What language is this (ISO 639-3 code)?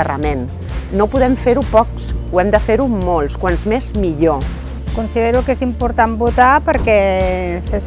cat